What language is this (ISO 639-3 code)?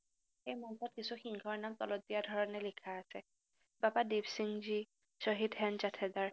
asm